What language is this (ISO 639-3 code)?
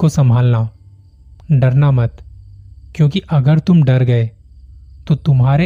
hin